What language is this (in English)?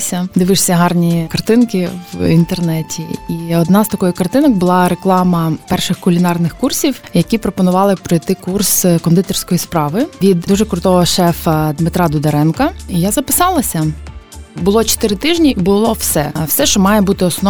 Ukrainian